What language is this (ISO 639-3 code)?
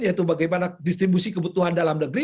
ind